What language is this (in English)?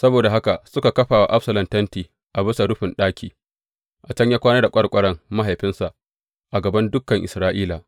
Hausa